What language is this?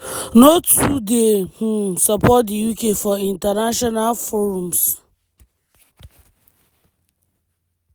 Nigerian Pidgin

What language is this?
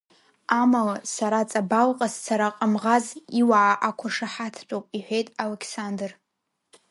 Abkhazian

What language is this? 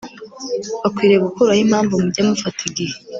Kinyarwanda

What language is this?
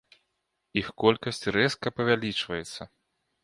Belarusian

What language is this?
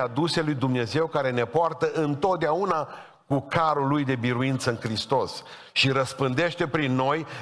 Romanian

